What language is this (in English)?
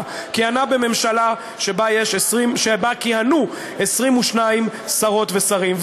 Hebrew